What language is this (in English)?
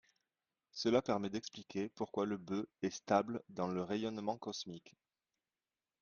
French